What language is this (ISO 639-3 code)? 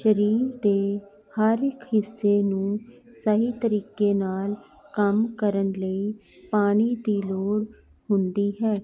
pan